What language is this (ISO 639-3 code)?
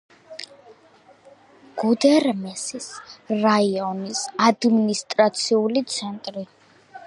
kat